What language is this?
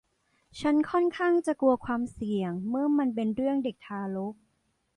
Thai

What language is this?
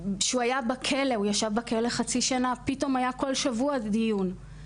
Hebrew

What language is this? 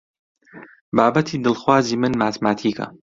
Central Kurdish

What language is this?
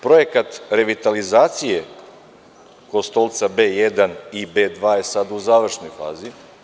Serbian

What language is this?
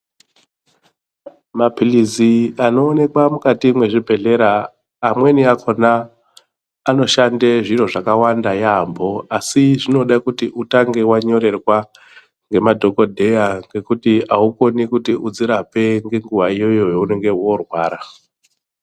Ndau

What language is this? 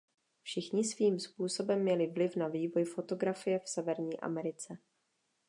Czech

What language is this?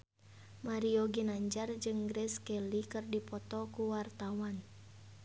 Sundanese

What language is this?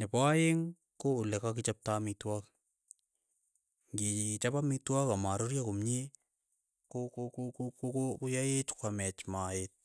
Keiyo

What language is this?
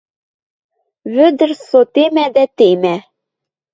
Western Mari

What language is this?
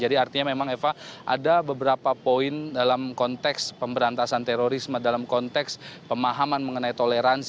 Indonesian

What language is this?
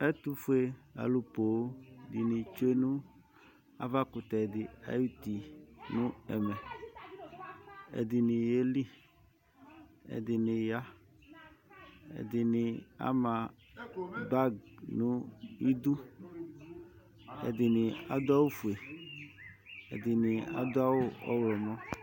Ikposo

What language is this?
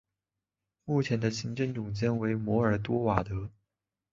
Chinese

